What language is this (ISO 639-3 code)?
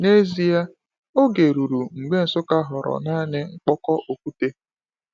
ibo